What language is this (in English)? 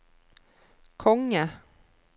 Norwegian